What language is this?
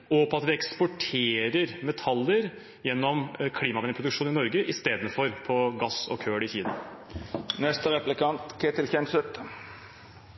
Norwegian Bokmål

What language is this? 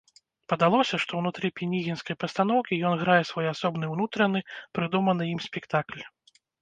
Belarusian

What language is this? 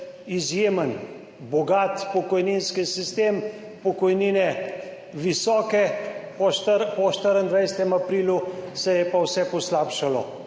Slovenian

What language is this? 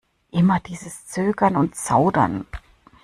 German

